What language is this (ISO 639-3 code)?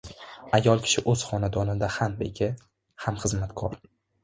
uzb